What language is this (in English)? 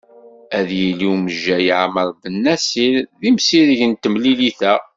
Kabyle